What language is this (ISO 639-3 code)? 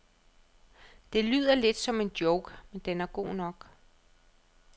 dan